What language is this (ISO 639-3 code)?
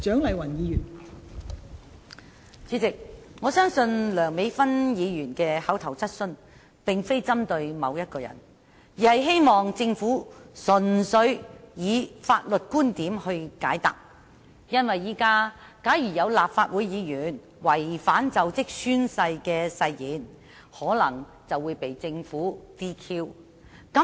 yue